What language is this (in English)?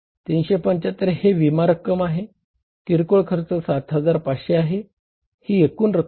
Marathi